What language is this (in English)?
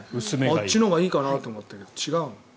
Japanese